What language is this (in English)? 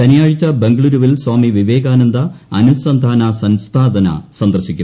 Malayalam